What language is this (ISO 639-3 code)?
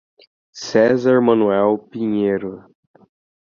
por